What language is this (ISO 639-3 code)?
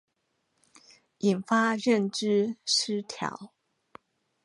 zho